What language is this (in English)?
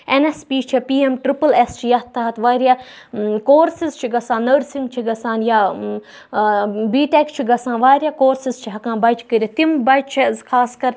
Kashmiri